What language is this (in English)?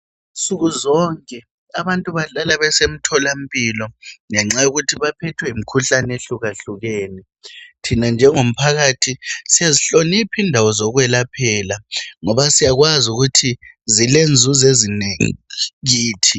North Ndebele